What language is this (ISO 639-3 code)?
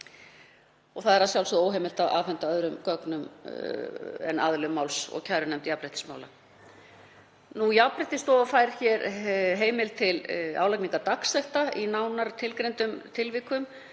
isl